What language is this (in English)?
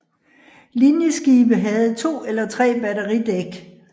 Danish